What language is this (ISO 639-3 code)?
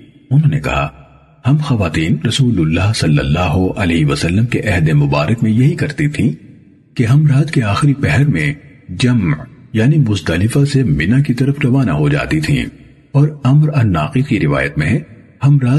urd